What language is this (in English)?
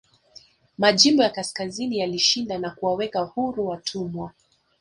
Swahili